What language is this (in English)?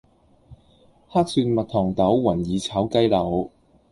Cantonese